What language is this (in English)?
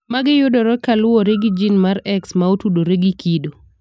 Luo (Kenya and Tanzania)